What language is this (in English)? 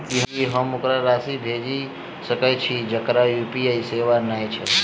Maithili